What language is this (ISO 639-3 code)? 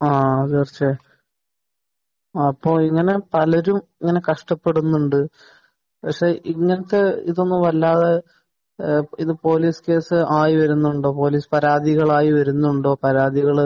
mal